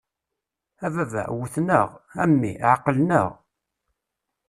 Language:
Kabyle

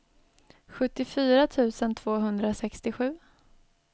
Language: Swedish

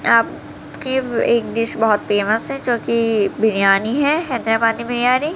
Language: Urdu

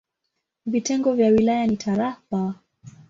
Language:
Swahili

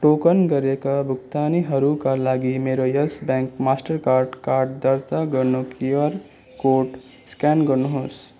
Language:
Nepali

